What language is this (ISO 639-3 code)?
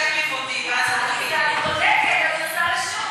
heb